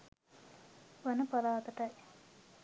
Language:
Sinhala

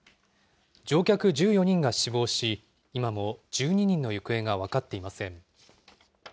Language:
Japanese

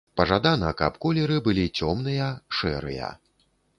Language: Belarusian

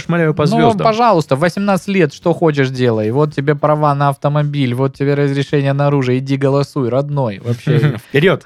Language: Russian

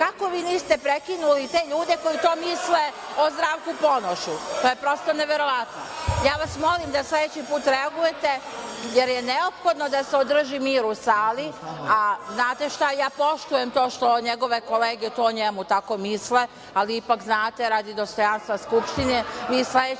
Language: Serbian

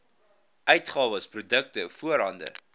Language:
Afrikaans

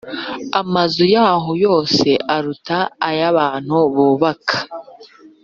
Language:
Kinyarwanda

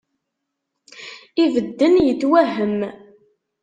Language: Kabyle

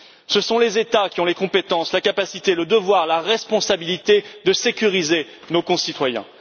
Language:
French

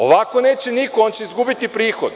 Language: Serbian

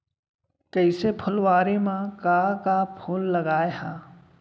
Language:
Chhattisgarhi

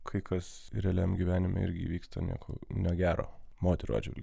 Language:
Lithuanian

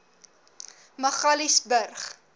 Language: Afrikaans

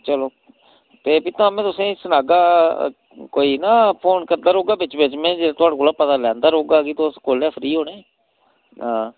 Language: Dogri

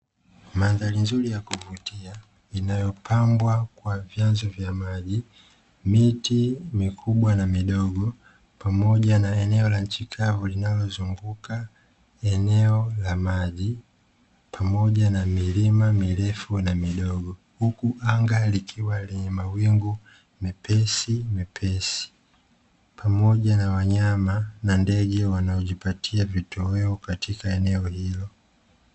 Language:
Swahili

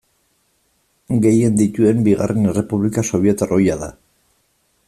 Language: Basque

